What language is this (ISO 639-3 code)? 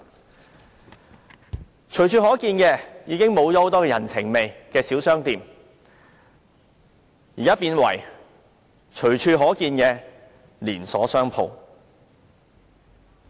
yue